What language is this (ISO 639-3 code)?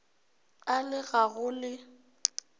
nso